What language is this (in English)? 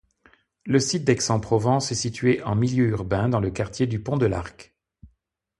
French